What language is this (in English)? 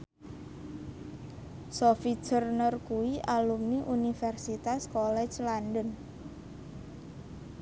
Javanese